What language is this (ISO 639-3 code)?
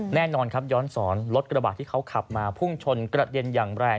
tha